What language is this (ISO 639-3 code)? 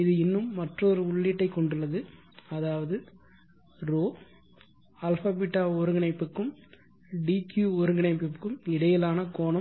tam